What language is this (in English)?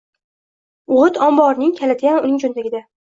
Uzbek